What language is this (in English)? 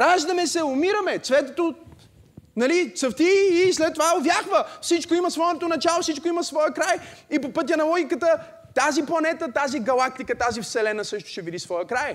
Bulgarian